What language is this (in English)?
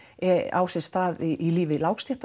Icelandic